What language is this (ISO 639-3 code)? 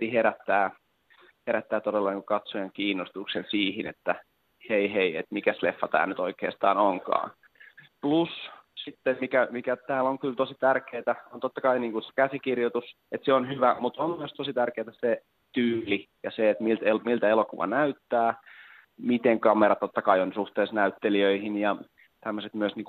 fin